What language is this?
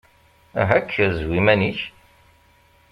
Kabyle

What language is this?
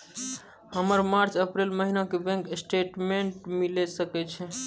Maithili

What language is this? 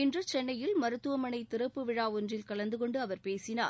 Tamil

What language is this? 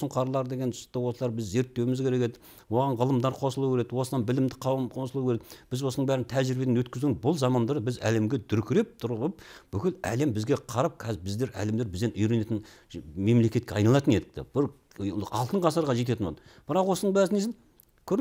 Turkish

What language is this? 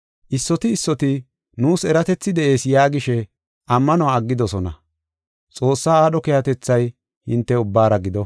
Gofa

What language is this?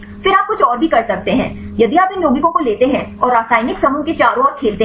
Hindi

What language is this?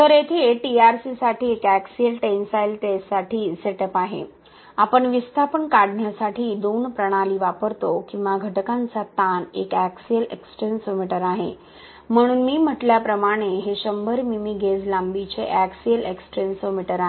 Marathi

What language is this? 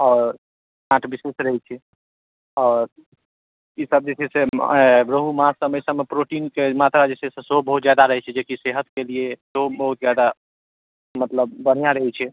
Maithili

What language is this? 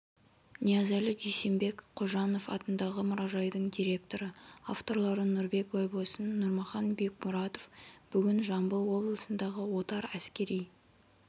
Kazakh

